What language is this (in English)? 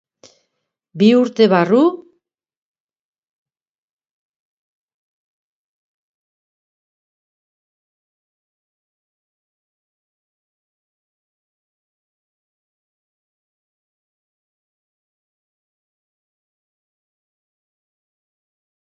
Basque